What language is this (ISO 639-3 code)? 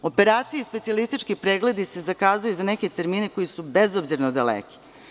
srp